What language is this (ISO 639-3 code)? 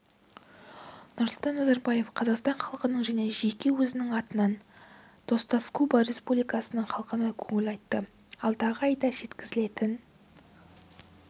kaz